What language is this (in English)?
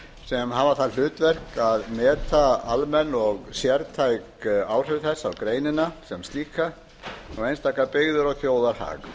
Icelandic